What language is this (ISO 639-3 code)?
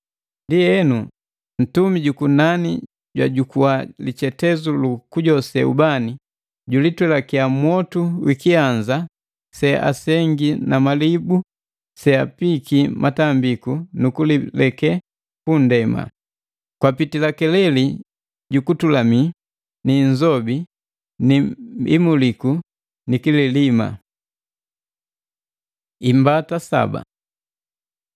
mgv